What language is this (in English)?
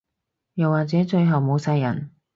Cantonese